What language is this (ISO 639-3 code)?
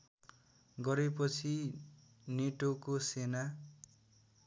nep